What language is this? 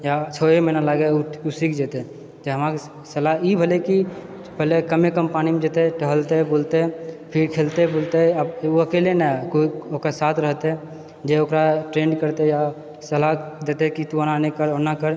Maithili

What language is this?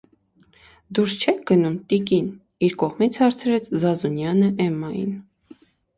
Armenian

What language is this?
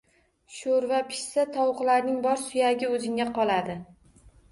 Uzbek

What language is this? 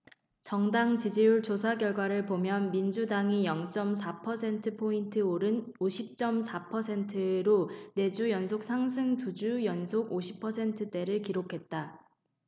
Korean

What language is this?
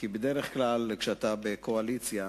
Hebrew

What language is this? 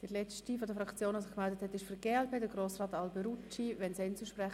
Swiss German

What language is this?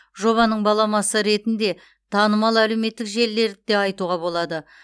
Kazakh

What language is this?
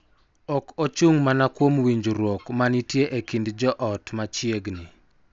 Luo (Kenya and Tanzania)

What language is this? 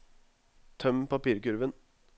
Norwegian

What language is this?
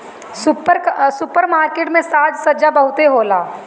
Bhojpuri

